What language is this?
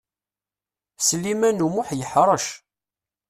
Kabyle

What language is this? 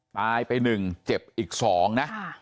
Thai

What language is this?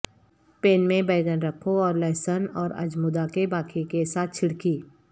Urdu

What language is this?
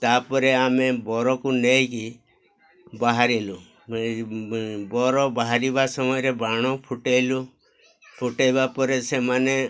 Odia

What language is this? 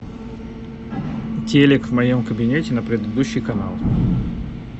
Russian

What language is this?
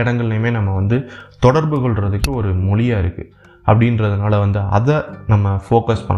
Tamil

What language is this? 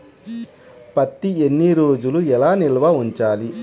Telugu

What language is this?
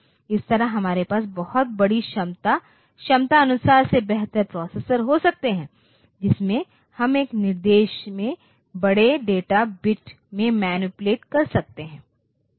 Hindi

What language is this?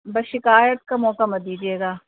Urdu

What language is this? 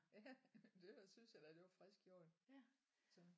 Danish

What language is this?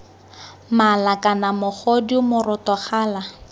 Tswana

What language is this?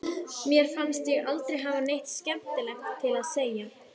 Icelandic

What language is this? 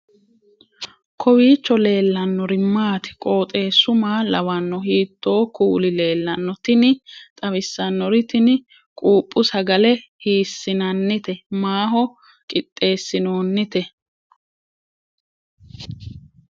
Sidamo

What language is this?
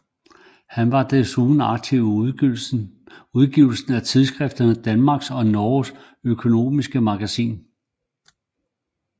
Danish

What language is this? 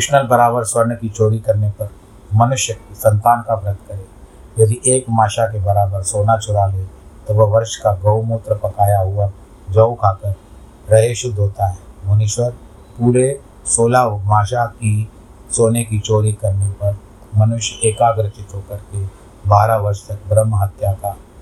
Hindi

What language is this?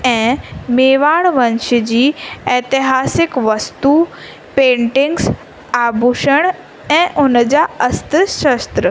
Sindhi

